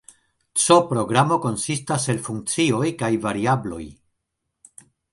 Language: Esperanto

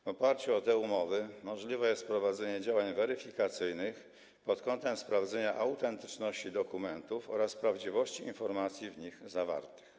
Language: Polish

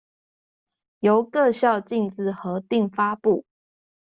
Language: Chinese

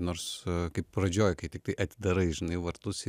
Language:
Lithuanian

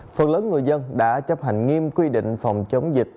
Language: Vietnamese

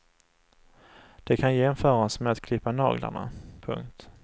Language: Swedish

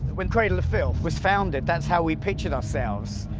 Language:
English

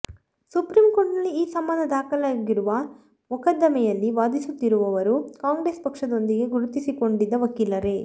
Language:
Kannada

